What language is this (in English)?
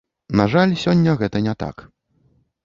Belarusian